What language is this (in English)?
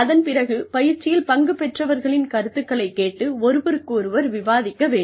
Tamil